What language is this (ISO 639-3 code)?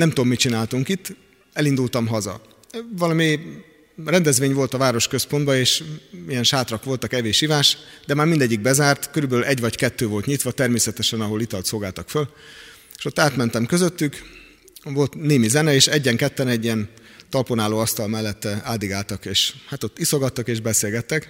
hun